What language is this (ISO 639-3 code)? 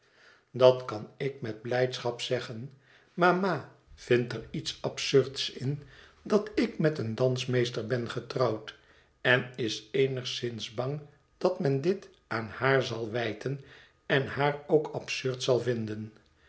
nld